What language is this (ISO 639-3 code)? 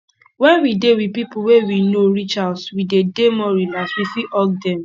pcm